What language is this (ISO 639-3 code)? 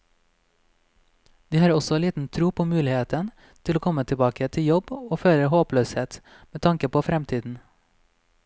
nor